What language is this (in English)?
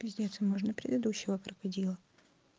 Russian